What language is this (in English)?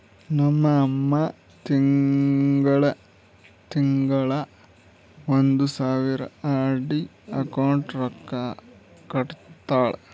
Kannada